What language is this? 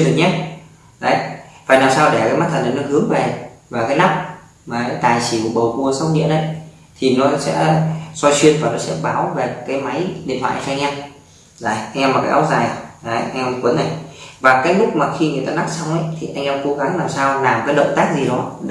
Vietnamese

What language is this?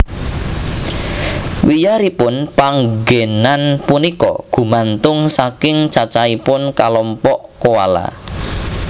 Javanese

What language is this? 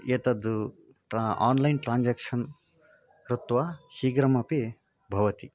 Sanskrit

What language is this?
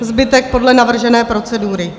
Czech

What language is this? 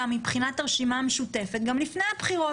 Hebrew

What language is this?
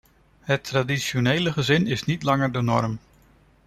Dutch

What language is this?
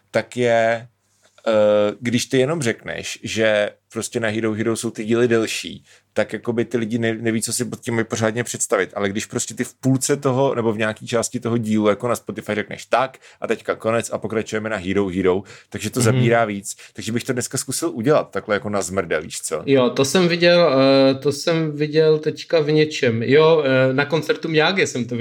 Czech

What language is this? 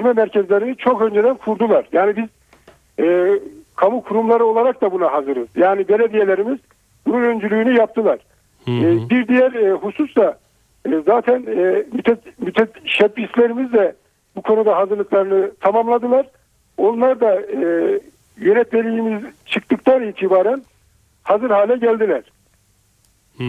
Turkish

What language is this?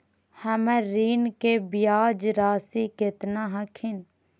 Magahi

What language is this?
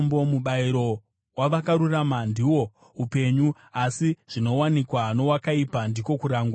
Shona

